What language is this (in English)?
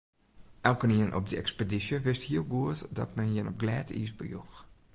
Western Frisian